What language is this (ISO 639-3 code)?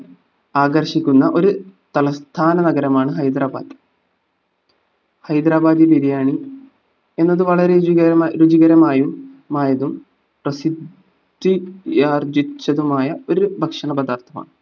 mal